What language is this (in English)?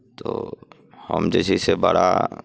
Maithili